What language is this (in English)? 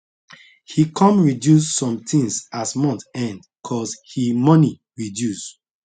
Nigerian Pidgin